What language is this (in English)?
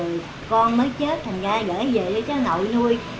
Vietnamese